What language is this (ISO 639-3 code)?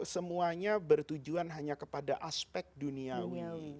ind